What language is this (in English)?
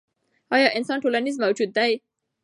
Pashto